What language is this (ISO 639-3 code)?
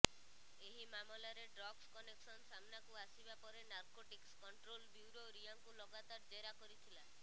ori